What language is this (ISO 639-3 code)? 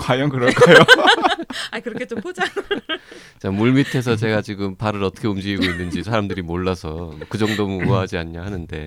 kor